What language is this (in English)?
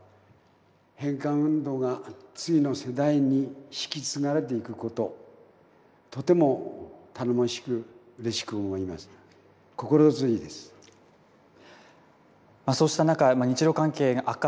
Japanese